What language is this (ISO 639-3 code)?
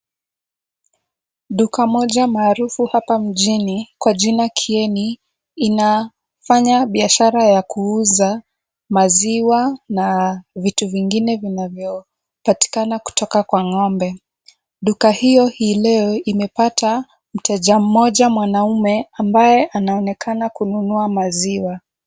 swa